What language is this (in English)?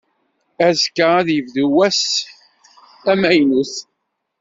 Kabyle